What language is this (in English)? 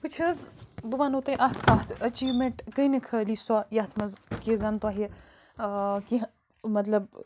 Kashmiri